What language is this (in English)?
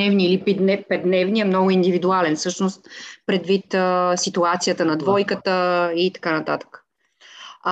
Bulgarian